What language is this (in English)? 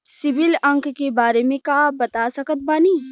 Bhojpuri